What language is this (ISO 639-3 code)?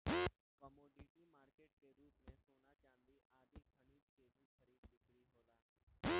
bho